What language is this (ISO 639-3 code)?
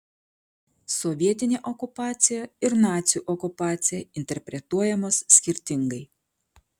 lit